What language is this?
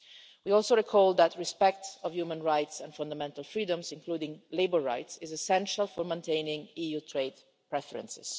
English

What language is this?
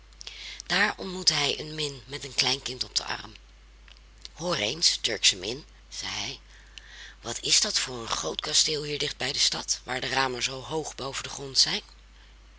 Dutch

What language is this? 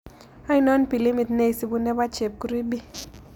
Kalenjin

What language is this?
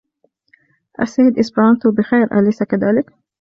Arabic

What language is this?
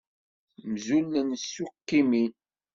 Kabyle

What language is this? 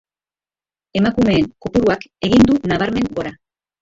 Basque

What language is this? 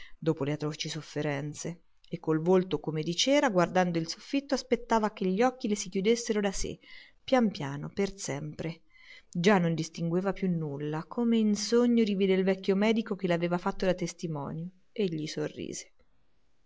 Italian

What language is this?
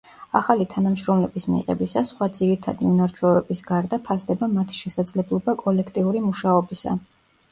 Georgian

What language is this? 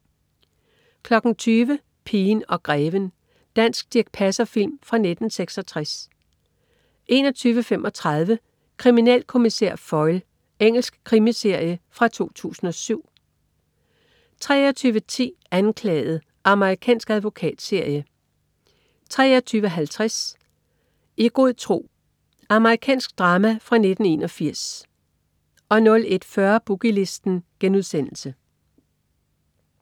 Danish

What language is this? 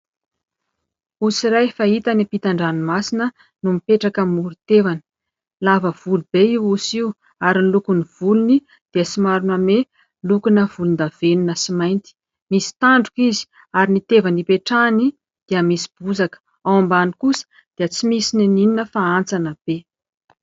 Malagasy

